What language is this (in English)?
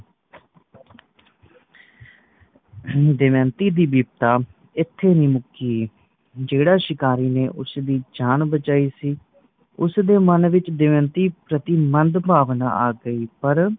Punjabi